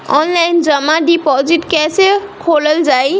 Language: Bhojpuri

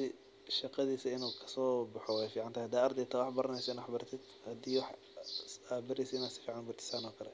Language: Somali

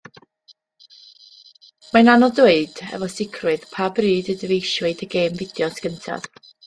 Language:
Welsh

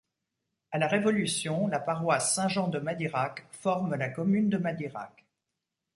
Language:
French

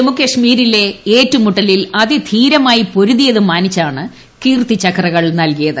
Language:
Malayalam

